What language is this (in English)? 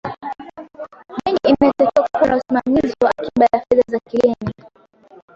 Swahili